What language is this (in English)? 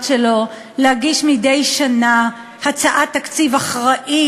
Hebrew